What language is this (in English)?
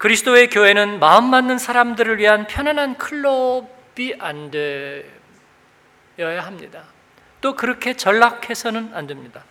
Korean